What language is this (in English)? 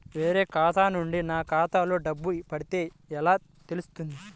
Telugu